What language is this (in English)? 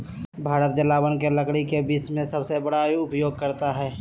Magahi